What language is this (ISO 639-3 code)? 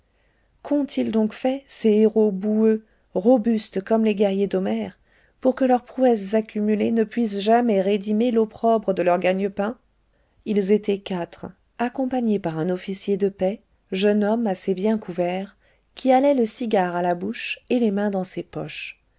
fra